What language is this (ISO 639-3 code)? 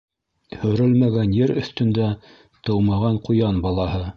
bak